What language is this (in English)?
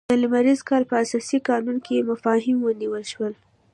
Pashto